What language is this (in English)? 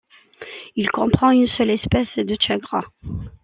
French